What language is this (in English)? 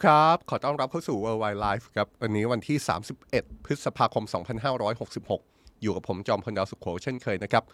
Thai